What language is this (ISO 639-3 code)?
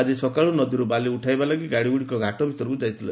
ori